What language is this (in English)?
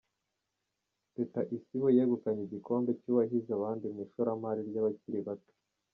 Kinyarwanda